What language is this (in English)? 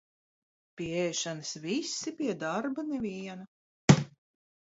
Latvian